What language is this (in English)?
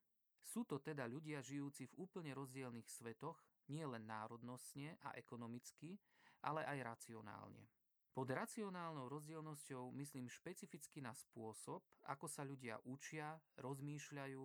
Slovak